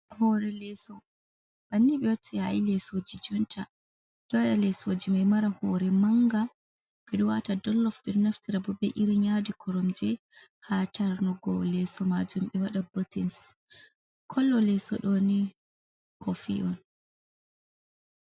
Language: Fula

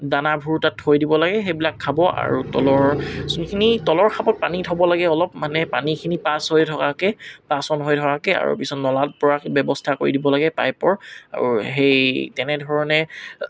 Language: Assamese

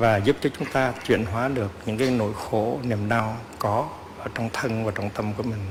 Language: Vietnamese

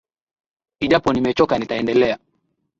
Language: Swahili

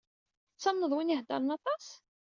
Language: Kabyle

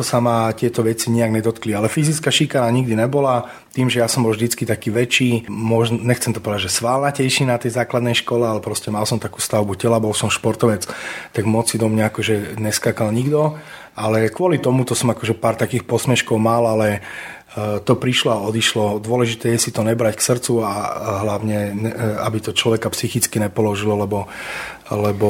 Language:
Slovak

